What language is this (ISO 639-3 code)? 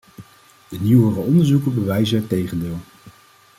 nld